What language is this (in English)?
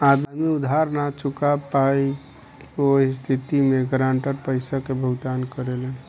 Bhojpuri